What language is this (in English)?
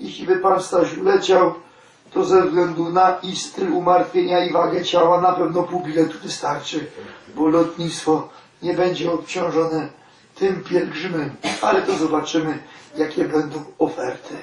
Polish